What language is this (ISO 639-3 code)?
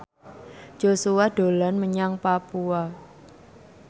jav